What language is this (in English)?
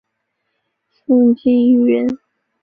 Chinese